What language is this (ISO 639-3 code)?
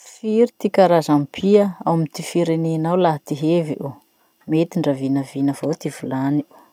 msh